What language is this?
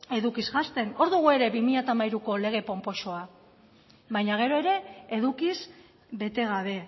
Basque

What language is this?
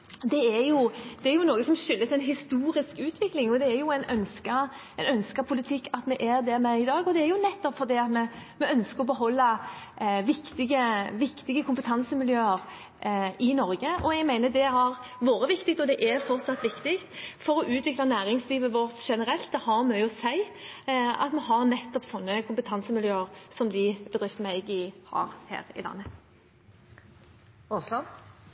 Norwegian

